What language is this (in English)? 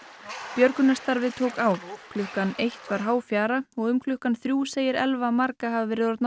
Icelandic